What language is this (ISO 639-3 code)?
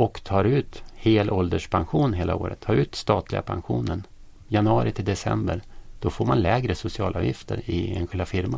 swe